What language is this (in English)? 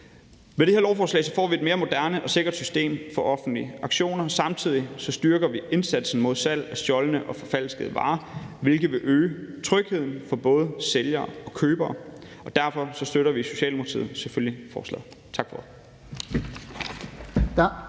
Danish